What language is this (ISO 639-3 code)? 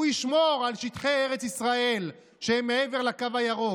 heb